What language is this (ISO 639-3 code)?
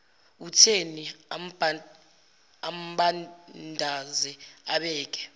zul